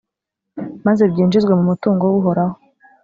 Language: Kinyarwanda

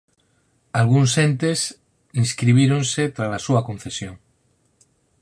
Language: Galician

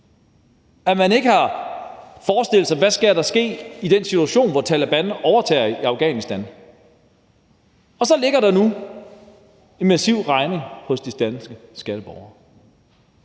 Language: Danish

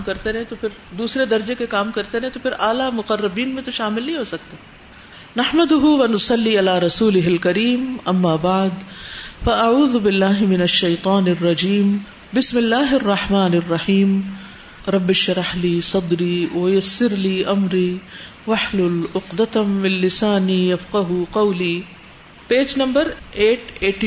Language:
Urdu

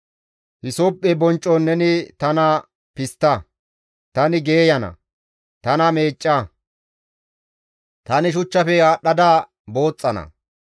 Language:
Gamo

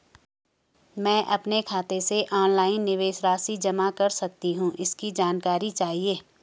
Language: Hindi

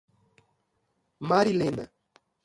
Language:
Portuguese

